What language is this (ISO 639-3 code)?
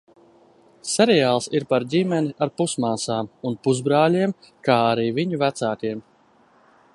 lav